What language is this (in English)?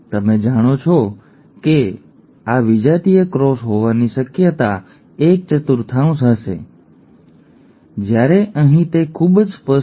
Gujarati